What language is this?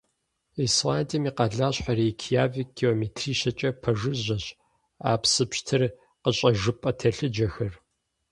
Kabardian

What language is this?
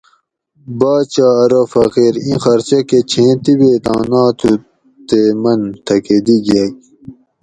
Gawri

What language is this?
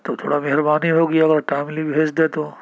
Urdu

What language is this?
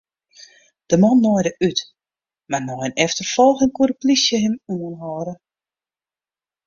Western Frisian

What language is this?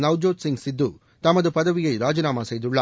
Tamil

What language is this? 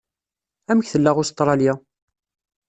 Kabyle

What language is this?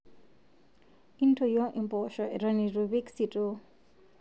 Masai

